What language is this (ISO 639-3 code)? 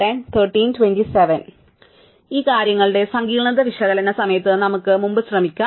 mal